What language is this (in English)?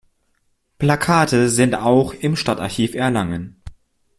German